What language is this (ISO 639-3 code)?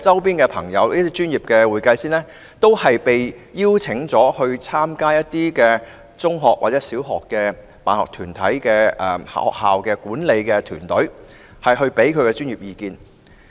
yue